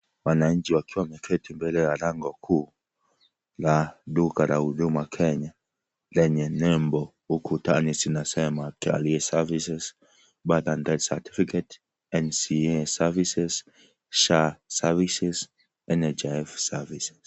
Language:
Swahili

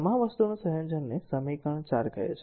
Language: Gujarati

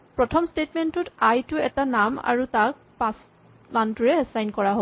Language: Assamese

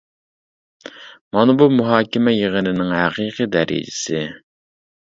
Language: Uyghur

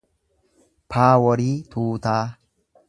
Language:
Oromo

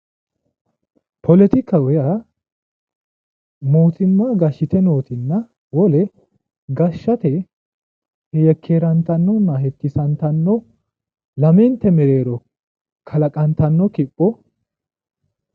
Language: Sidamo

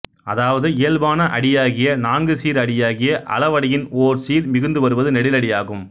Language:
Tamil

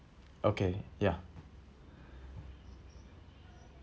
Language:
English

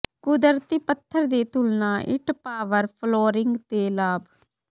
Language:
Punjabi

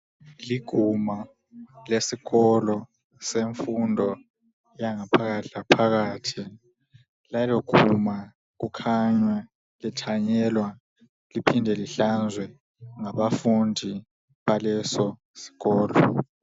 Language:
North Ndebele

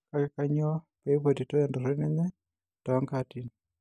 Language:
Masai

